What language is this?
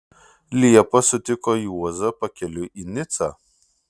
Lithuanian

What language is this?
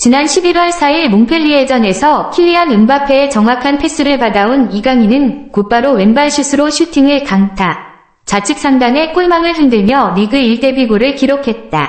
Korean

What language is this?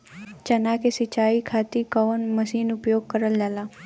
Bhojpuri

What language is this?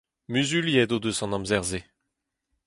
Breton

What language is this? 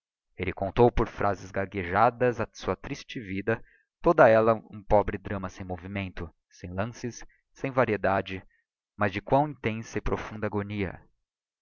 Portuguese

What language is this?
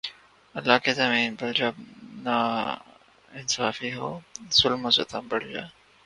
Urdu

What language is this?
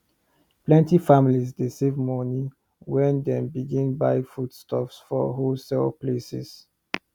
Nigerian Pidgin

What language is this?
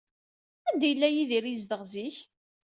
Kabyle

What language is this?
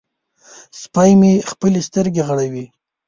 Pashto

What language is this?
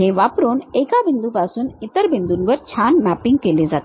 Marathi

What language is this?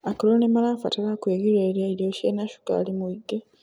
Kikuyu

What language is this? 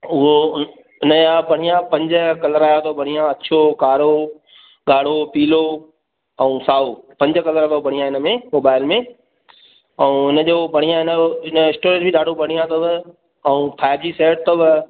Sindhi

